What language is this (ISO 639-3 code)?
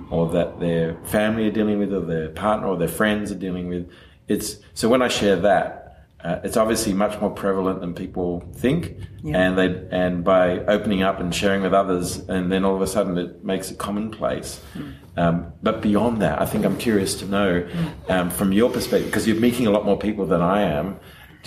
eng